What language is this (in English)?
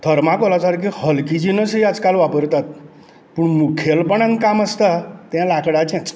Konkani